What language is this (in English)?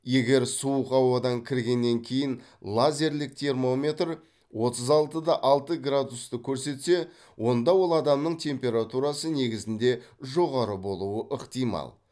Kazakh